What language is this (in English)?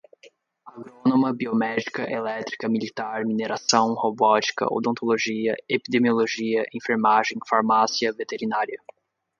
Portuguese